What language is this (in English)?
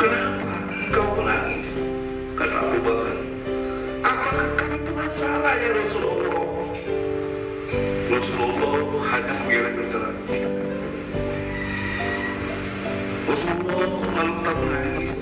Indonesian